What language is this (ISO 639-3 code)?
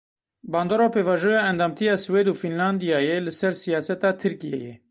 kur